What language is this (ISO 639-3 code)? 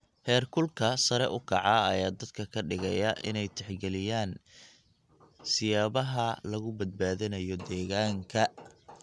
som